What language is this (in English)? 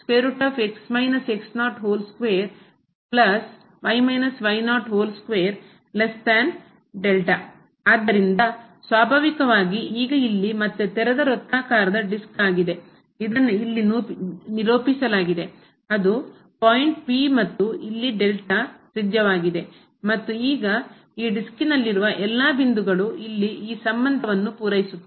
Kannada